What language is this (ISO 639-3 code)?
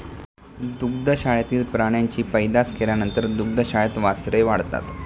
mar